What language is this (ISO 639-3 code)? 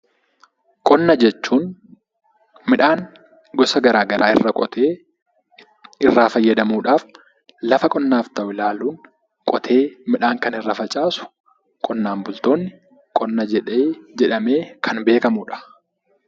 orm